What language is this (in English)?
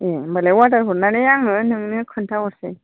Bodo